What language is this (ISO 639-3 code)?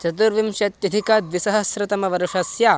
san